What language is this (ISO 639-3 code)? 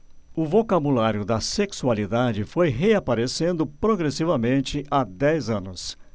por